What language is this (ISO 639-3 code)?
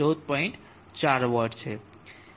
guj